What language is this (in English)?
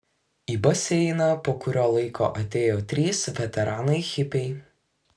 Lithuanian